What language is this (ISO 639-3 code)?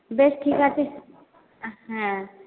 ben